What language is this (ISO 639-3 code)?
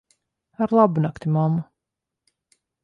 lav